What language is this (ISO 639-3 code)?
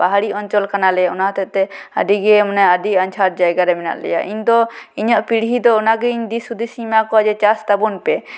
sat